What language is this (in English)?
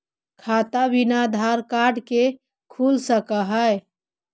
Magahi